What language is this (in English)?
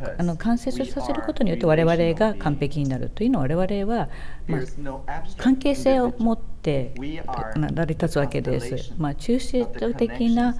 Japanese